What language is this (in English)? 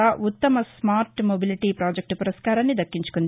Telugu